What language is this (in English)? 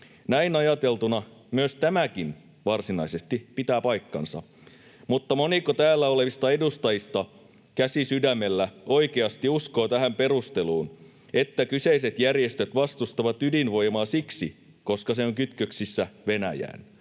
Finnish